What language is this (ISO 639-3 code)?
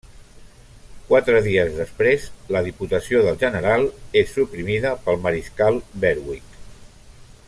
cat